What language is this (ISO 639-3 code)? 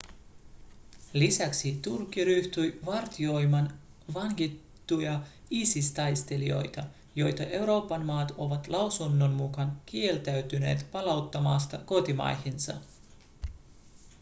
fin